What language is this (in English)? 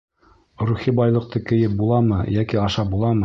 Bashkir